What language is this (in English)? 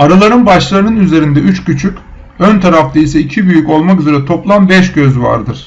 Turkish